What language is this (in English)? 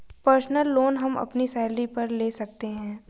Hindi